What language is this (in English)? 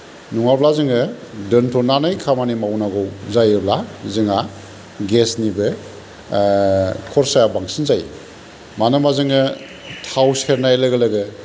Bodo